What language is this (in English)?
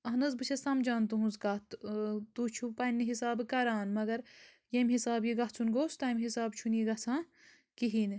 Kashmiri